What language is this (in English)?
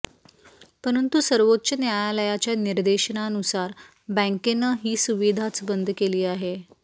Marathi